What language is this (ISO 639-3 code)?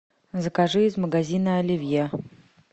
rus